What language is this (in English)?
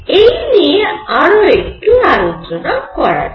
Bangla